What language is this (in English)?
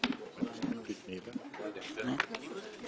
Hebrew